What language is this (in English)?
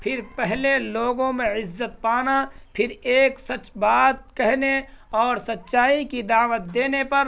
Urdu